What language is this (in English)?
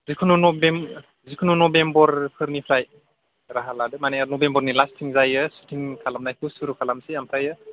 Bodo